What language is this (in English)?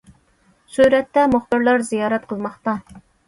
Uyghur